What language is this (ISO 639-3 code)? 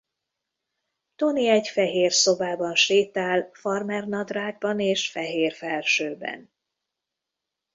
hun